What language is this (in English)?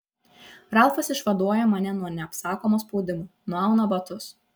Lithuanian